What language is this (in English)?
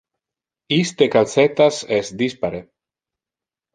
Interlingua